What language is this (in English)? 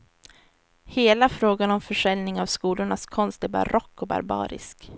Swedish